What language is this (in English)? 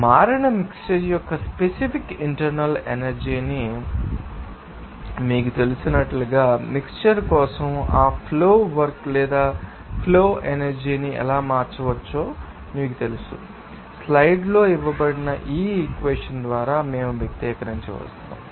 Telugu